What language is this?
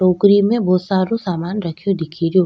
Rajasthani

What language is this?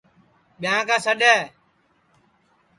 Sansi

